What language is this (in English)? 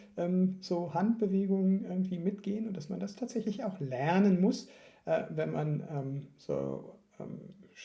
German